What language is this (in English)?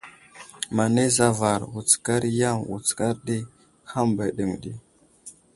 Wuzlam